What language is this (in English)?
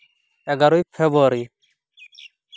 Santali